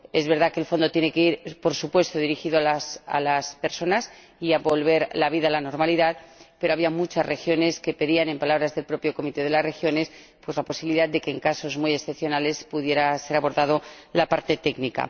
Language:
Spanish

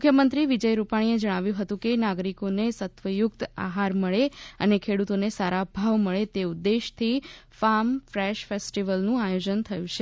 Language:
Gujarati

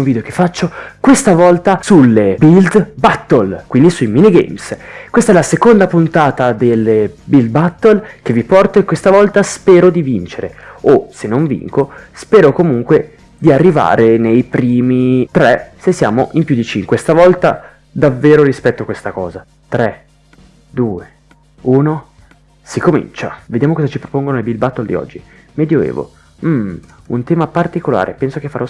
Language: Italian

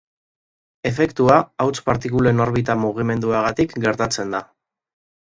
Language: Basque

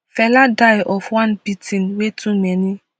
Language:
Nigerian Pidgin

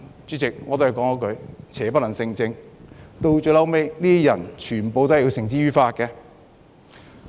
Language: Cantonese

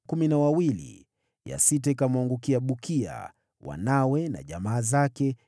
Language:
Swahili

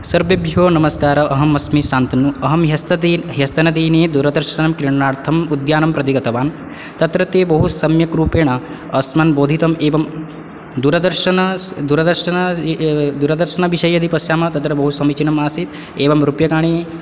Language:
Sanskrit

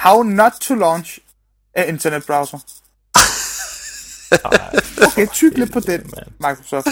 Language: Danish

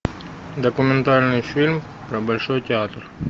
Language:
Russian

